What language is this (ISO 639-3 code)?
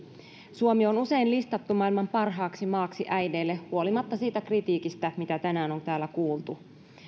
fin